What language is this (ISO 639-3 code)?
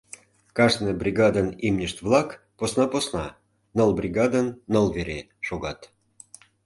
chm